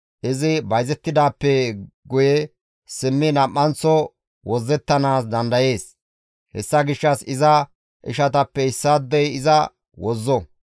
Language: Gamo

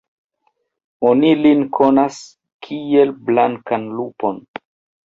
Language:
Esperanto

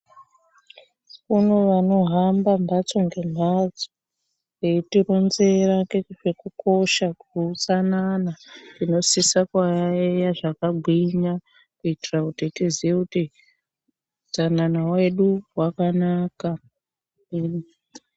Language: Ndau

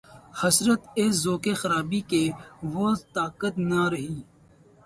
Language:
Urdu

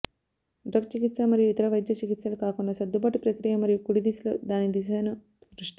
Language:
Telugu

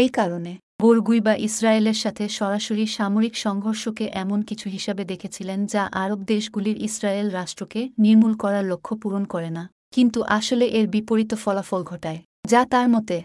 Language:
Bangla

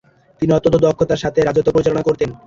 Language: Bangla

